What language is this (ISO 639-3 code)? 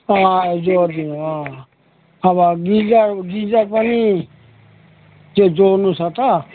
nep